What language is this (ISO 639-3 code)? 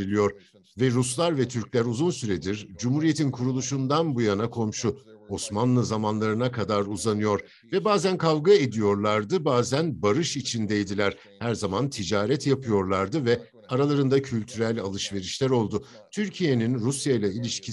tur